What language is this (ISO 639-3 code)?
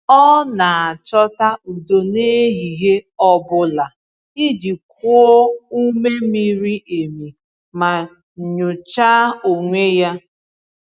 ibo